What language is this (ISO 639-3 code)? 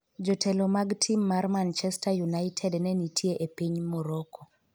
luo